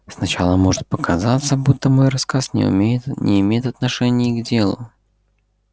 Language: Russian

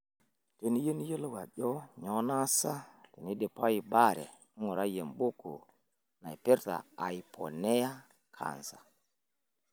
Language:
Masai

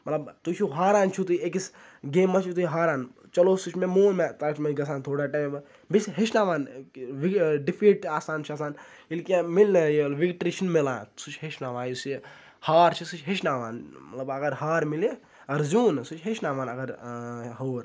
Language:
Kashmiri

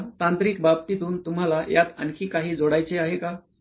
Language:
Marathi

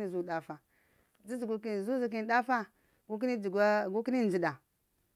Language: Lamang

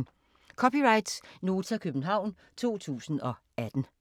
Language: Danish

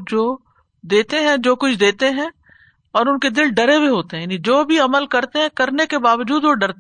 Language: Urdu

